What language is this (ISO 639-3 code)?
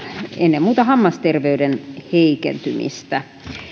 fin